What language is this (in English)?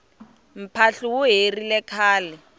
Tsonga